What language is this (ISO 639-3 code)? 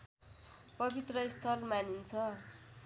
nep